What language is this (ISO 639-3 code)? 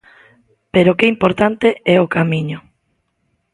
glg